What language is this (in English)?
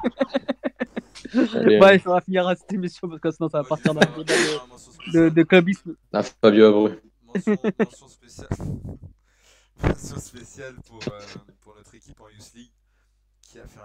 French